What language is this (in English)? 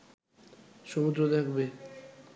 Bangla